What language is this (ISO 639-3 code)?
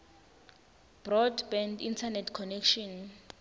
ssw